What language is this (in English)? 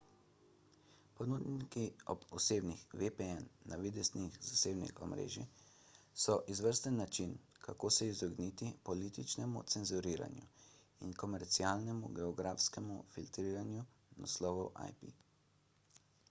Slovenian